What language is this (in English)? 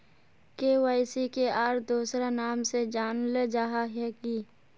Magahi